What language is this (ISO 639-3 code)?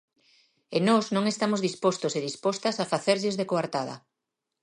glg